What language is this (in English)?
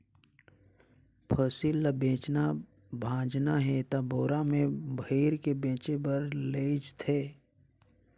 Chhattisgarhi